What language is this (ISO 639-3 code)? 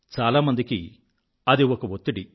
tel